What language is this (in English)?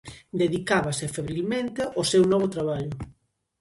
Galician